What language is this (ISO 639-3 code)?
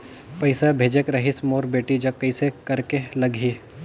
hne